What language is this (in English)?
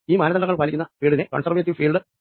Malayalam